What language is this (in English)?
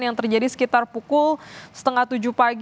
Indonesian